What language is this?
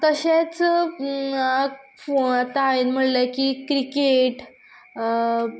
Konkani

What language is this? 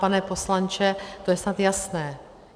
Czech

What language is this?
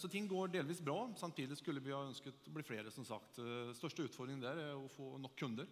Norwegian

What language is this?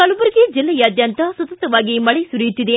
Kannada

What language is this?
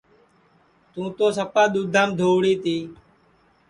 Sansi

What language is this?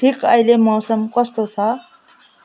Nepali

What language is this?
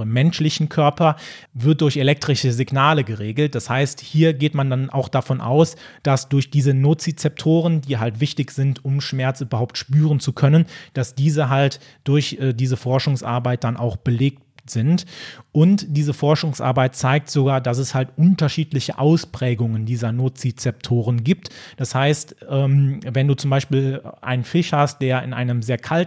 German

